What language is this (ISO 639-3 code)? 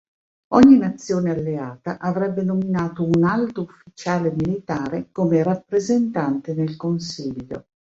ita